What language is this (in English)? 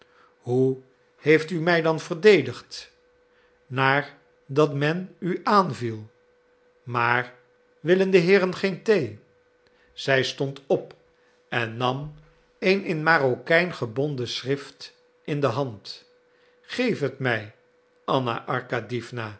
Dutch